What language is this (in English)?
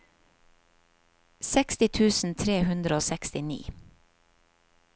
Norwegian